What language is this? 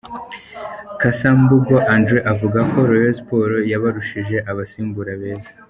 Kinyarwanda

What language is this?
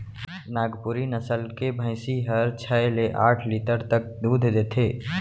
Chhattisgarhi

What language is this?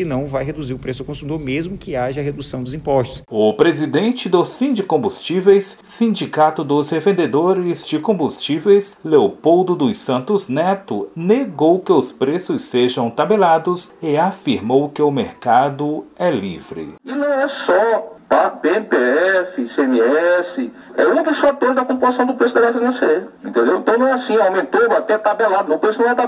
Portuguese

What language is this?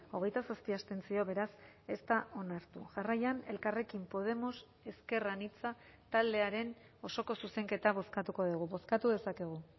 Basque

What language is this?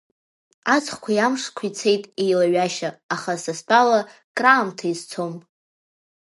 Abkhazian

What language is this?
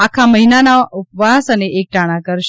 Gujarati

